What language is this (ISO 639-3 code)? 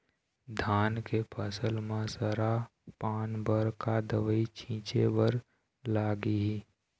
hne